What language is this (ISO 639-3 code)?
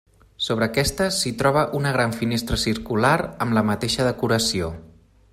cat